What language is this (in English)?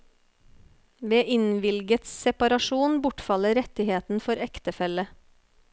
Norwegian